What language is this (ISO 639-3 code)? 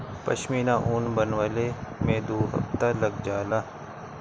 bho